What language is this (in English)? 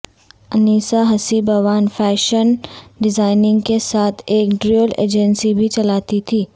Urdu